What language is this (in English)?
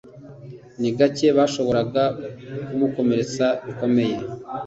Kinyarwanda